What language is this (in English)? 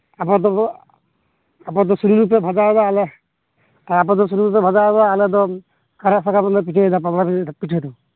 Santali